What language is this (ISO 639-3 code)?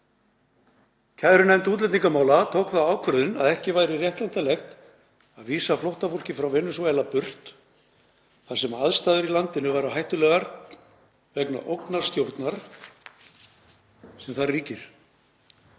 isl